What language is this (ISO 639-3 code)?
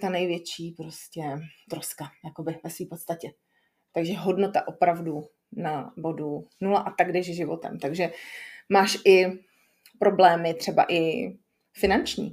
ces